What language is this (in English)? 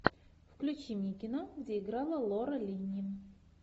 Russian